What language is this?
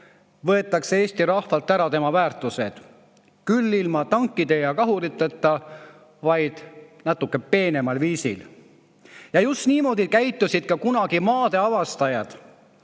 Estonian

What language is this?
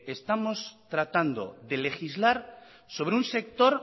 Spanish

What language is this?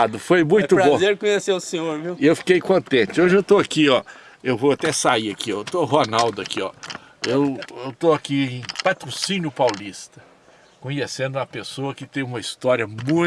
Portuguese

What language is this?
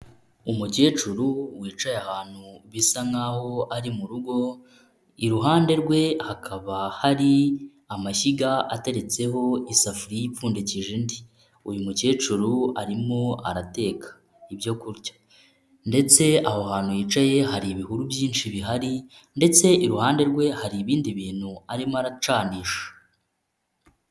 Kinyarwanda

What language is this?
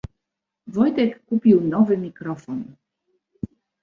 Polish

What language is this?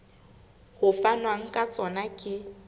Southern Sotho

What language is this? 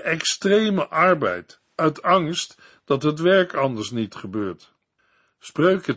Dutch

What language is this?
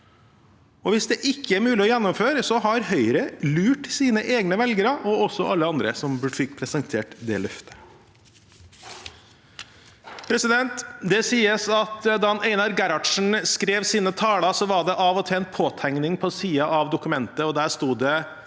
Norwegian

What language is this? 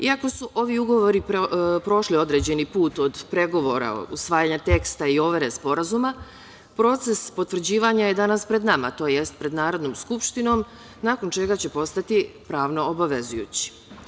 Serbian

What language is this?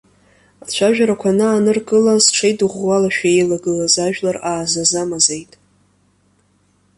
Abkhazian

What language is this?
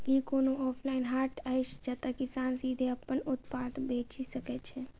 Maithili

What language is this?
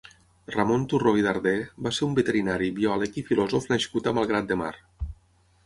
Catalan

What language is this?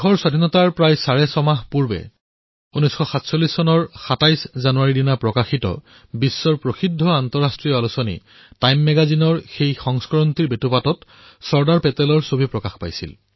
Assamese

